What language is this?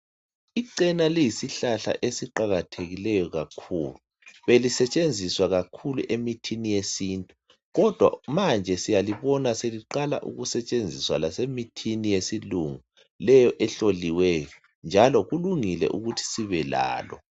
North Ndebele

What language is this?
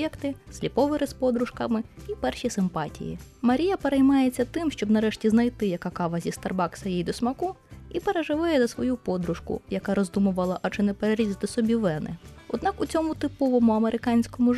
Ukrainian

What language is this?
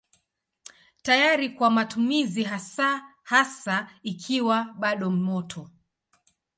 Swahili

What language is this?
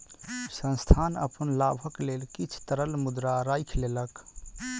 Maithili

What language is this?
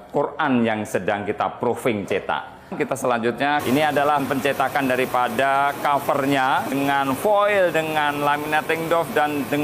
Indonesian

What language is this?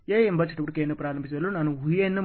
Kannada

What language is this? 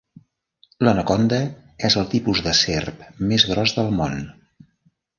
Catalan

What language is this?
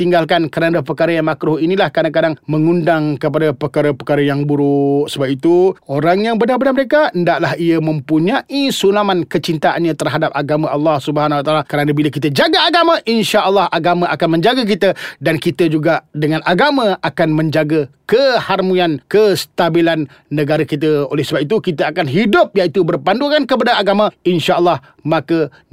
Malay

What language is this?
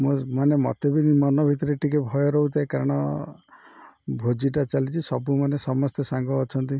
Odia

